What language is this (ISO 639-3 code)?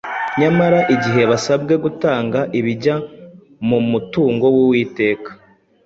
kin